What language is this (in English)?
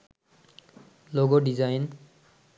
Bangla